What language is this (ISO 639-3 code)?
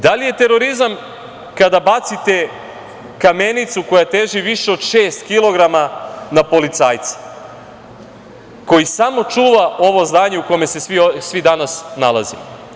srp